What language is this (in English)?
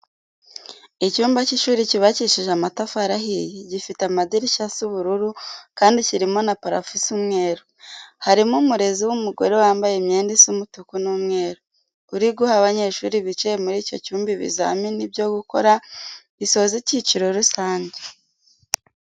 Kinyarwanda